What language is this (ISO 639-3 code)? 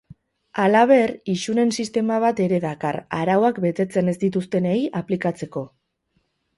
eus